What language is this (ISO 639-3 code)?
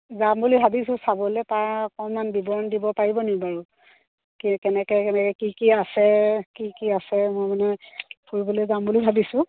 asm